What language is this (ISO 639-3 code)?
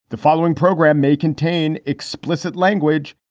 eng